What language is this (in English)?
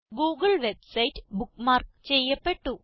Malayalam